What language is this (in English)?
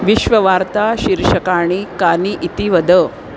Sanskrit